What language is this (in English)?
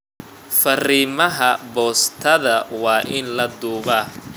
Somali